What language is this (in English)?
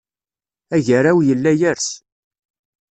Kabyle